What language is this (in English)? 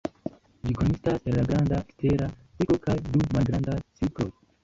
Esperanto